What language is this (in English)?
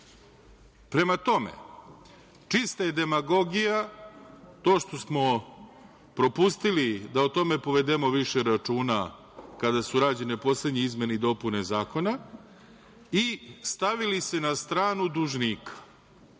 Serbian